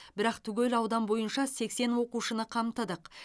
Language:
Kazakh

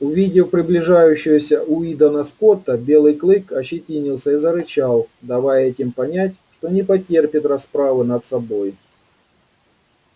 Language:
Russian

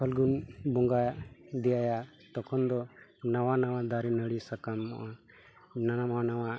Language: Santali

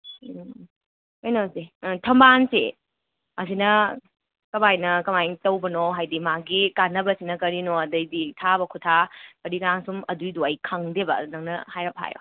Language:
Manipuri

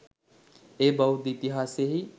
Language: Sinhala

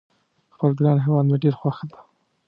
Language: Pashto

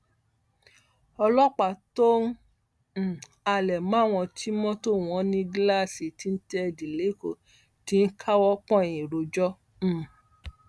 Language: Yoruba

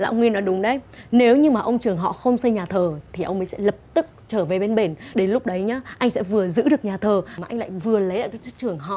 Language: Vietnamese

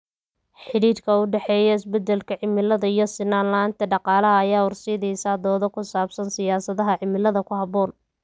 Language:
Somali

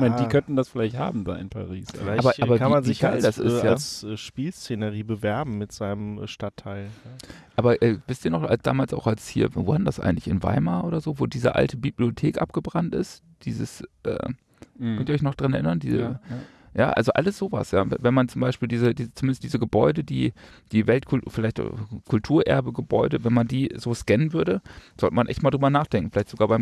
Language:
German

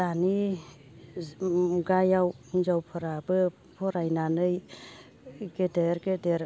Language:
Bodo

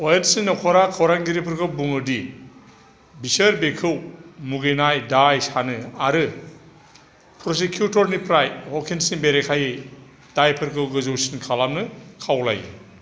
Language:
Bodo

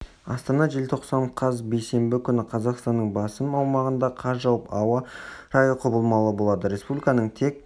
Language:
Kazakh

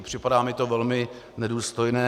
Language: Czech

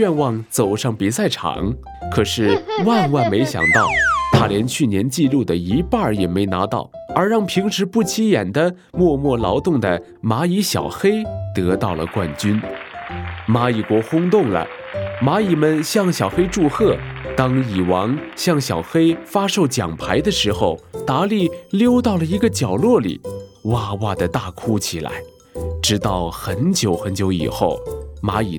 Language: Chinese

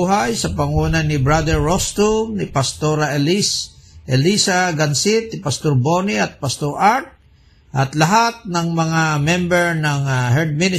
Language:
Filipino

